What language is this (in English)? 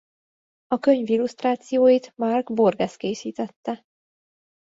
Hungarian